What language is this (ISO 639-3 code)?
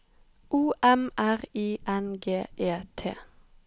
nor